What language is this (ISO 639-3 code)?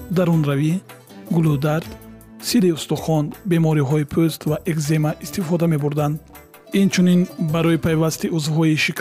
fas